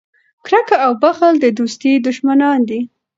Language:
Pashto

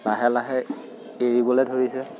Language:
Assamese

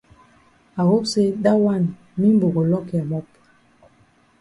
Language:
Cameroon Pidgin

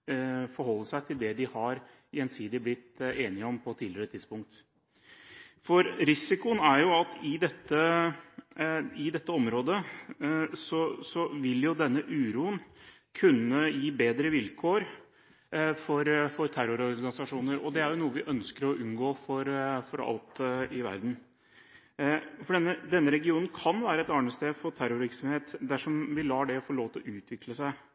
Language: Norwegian Bokmål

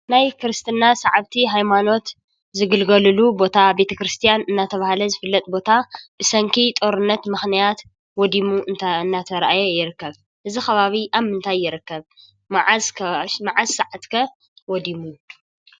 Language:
Tigrinya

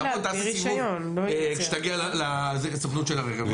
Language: Hebrew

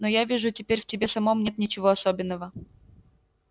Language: Russian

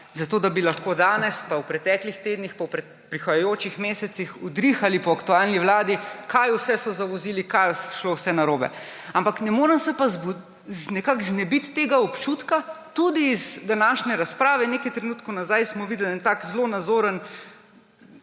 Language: Slovenian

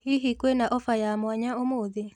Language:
Kikuyu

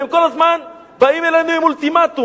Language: Hebrew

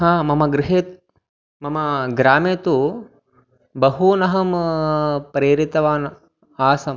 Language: Sanskrit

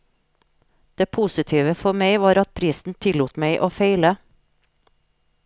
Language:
Norwegian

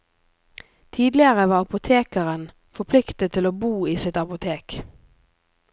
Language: Norwegian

